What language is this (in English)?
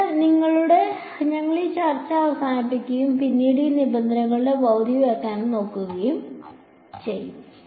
Malayalam